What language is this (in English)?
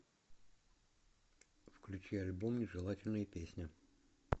Russian